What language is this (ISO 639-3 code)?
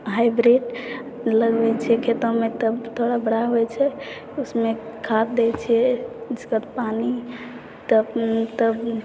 mai